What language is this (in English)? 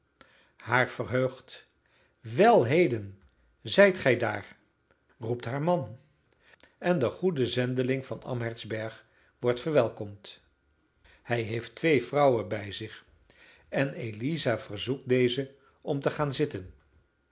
Dutch